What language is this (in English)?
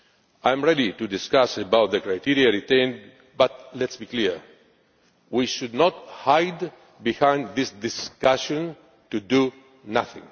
English